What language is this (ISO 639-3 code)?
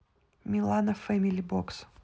rus